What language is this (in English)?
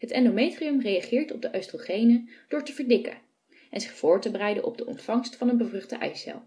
Dutch